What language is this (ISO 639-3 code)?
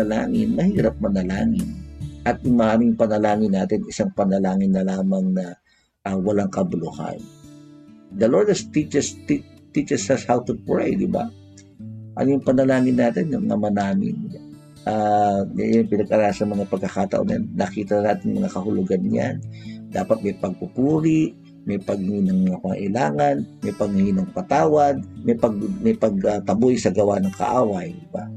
fil